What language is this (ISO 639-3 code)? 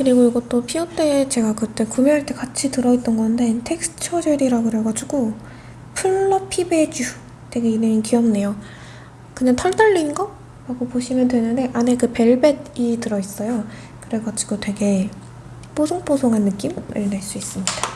kor